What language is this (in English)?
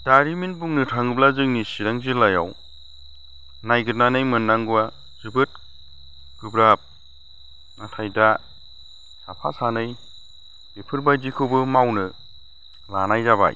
Bodo